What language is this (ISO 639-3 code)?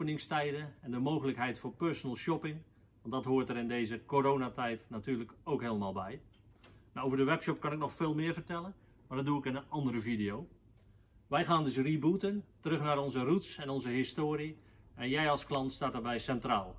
nld